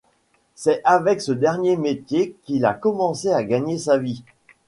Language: French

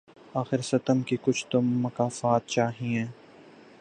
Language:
Urdu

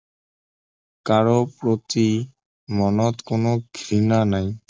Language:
Assamese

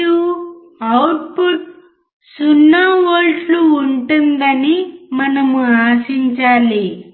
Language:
Telugu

